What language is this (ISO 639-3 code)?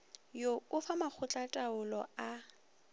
nso